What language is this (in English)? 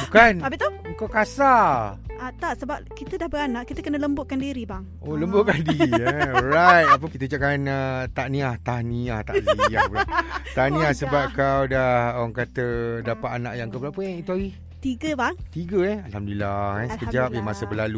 Malay